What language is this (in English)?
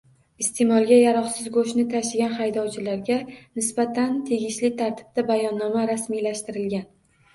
Uzbek